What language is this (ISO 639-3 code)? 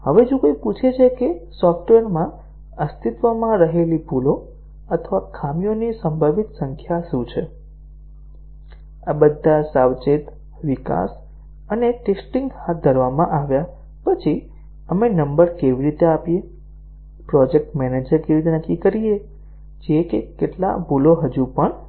guj